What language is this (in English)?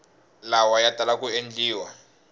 Tsonga